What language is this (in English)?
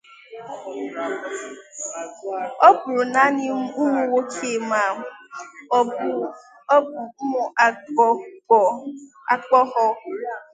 Igbo